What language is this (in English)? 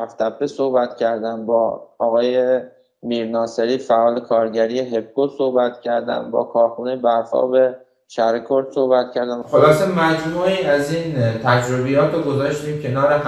Persian